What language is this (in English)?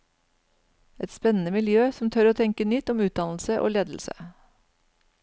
Norwegian